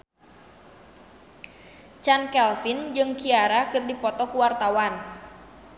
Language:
Sundanese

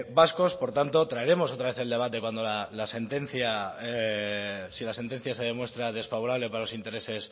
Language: Spanish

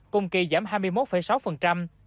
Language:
Vietnamese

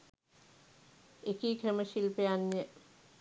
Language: Sinhala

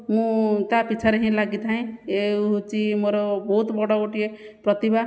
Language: Odia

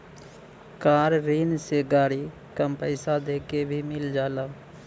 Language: Bhojpuri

